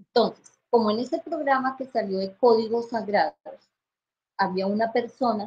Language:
Spanish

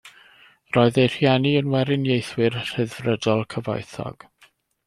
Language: Welsh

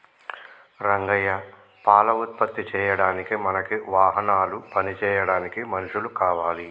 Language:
Telugu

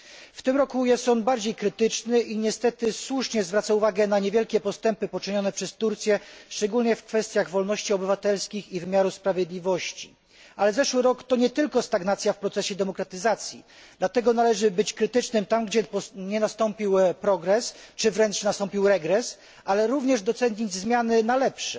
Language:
Polish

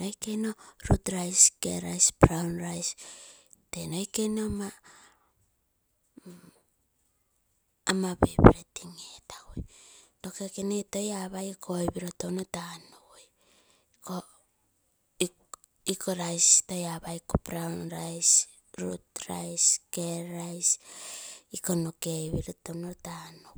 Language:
Terei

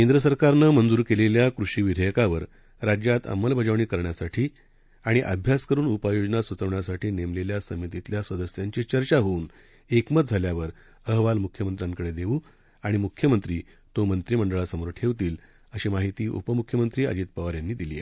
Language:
Marathi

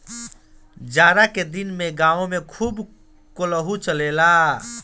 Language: Bhojpuri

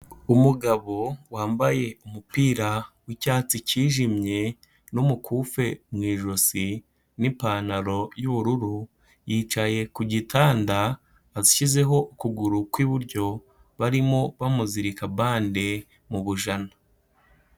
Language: Kinyarwanda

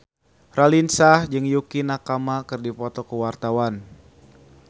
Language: Sundanese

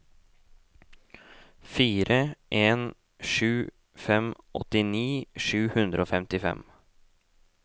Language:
Norwegian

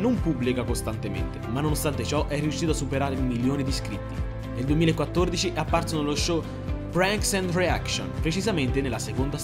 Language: Italian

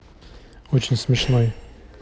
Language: Russian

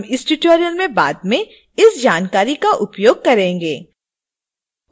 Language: Hindi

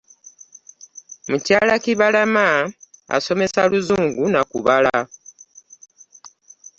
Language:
Ganda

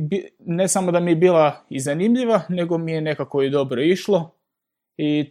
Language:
Croatian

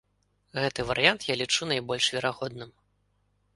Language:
Belarusian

